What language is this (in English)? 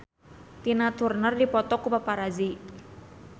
Sundanese